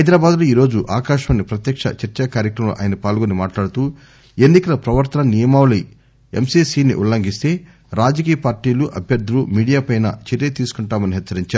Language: Telugu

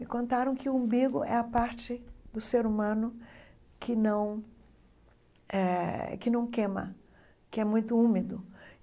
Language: Portuguese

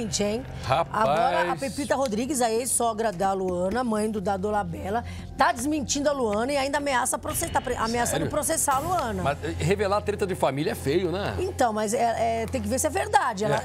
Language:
Portuguese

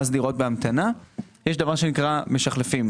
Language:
Hebrew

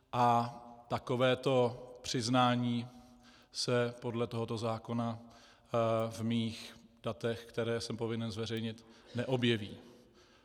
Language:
Czech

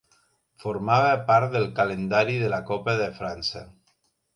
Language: Catalan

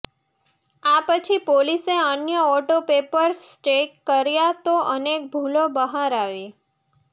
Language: Gujarati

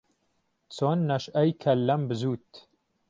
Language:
Central Kurdish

